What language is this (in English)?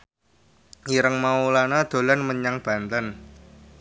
Javanese